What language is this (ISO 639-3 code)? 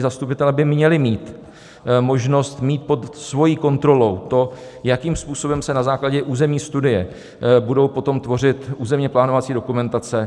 ces